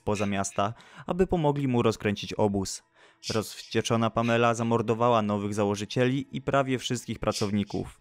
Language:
Polish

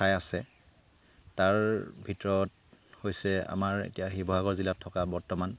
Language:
Assamese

